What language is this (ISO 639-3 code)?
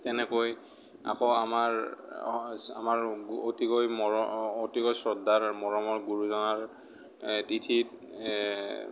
asm